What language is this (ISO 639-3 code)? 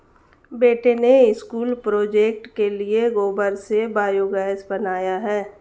hin